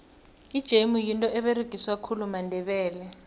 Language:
South Ndebele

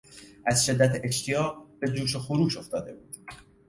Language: Persian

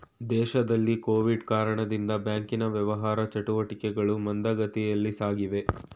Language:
Kannada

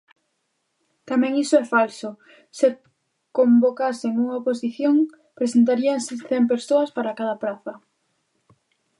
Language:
Galician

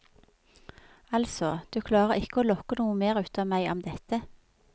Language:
Norwegian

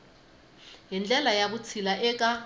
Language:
Tsonga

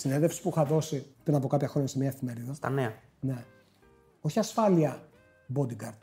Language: Greek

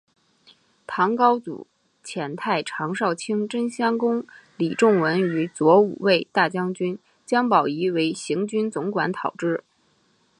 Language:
Chinese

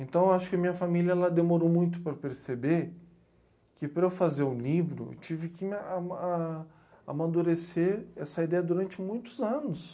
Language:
Portuguese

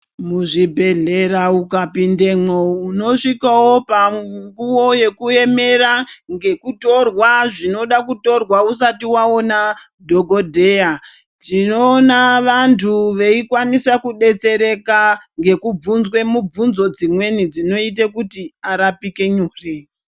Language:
Ndau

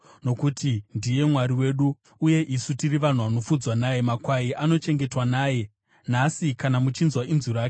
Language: Shona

